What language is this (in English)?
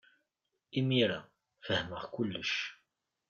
Kabyle